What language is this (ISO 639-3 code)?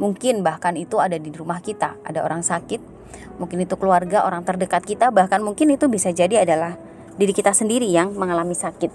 ind